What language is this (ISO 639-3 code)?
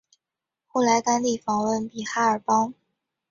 zho